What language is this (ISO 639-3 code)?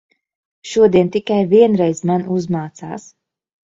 lav